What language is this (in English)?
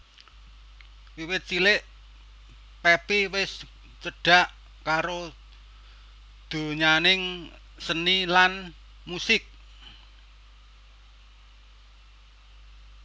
Javanese